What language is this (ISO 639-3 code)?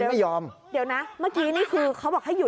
tha